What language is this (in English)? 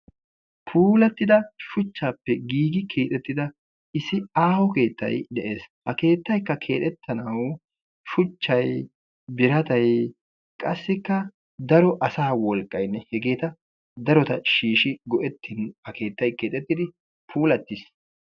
Wolaytta